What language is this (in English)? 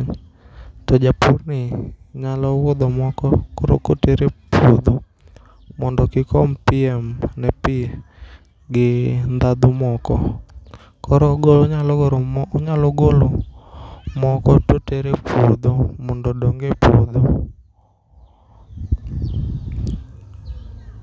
Luo (Kenya and Tanzania)